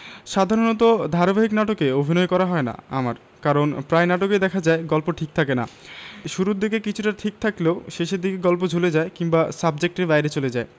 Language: Bangla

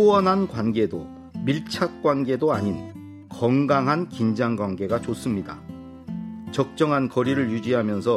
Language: Korean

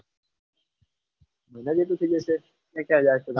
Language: Gujarati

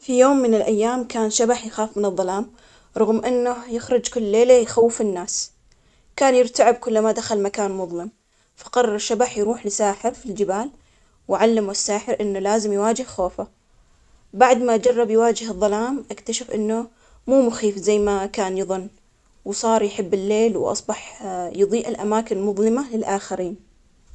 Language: Omani Arabic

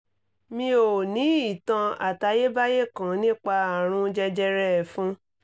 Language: Yoruba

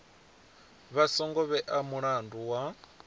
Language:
Venda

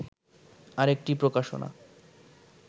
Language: Bangla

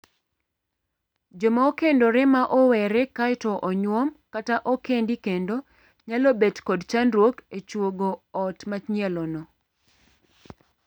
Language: Luo (Kenya and Tanzania)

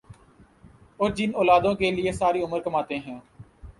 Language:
Urdu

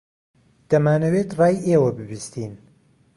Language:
Central Kurdish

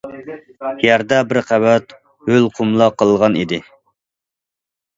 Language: Uyghur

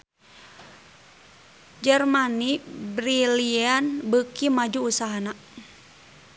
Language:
Sundanese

